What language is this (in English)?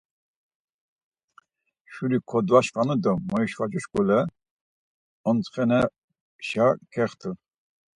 Laz